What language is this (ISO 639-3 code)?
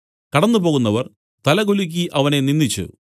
mal